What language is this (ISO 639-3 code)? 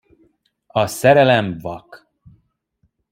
hun